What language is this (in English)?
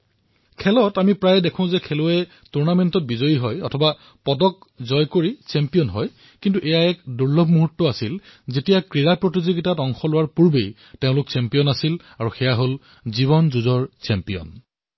Assamese